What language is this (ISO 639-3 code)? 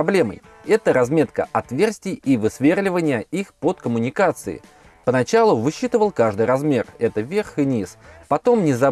rus